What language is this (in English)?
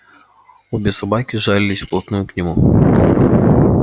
Russian